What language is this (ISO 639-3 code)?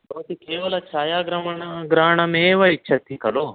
san